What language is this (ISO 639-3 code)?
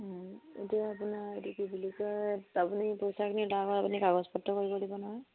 asm